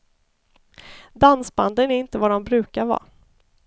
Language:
Swedish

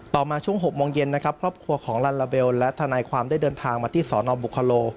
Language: Thai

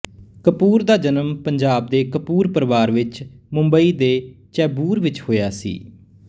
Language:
Punjabi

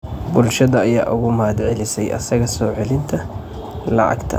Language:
Somali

